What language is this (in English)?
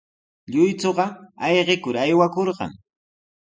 Sihuas Ancash Quechua